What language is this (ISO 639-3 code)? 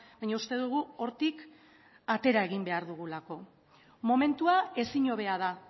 eus